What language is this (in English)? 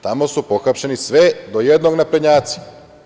Serbian